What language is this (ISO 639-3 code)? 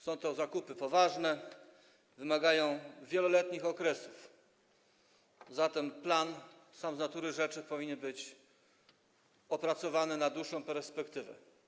pol